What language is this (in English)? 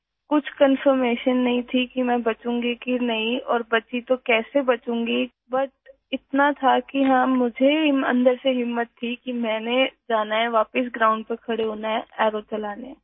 Urdu